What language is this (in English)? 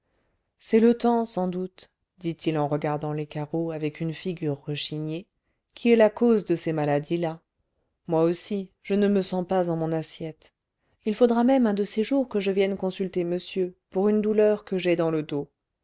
French